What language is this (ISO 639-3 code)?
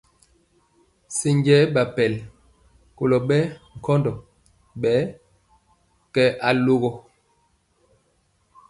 mcx